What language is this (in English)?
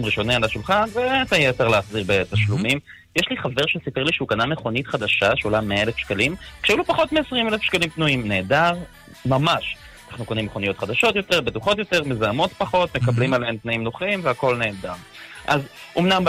Hebrew